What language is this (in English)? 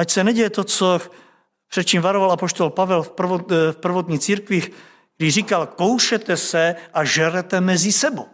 Czech